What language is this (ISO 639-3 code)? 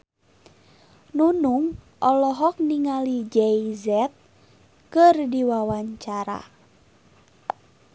sun